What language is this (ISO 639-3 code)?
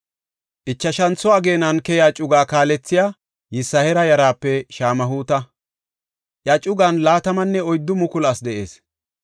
gof